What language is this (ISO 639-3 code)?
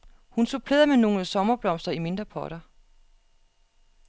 dan